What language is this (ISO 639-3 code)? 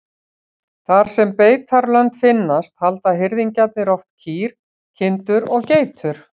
isl